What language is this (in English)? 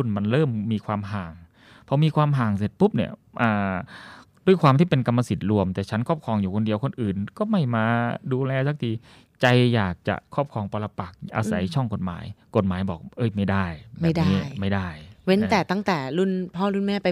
Thai